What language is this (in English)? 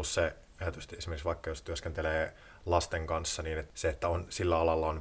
Finnish